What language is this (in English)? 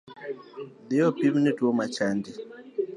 Luo (Kenya and Tanzania)